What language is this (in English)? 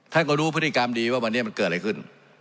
Thai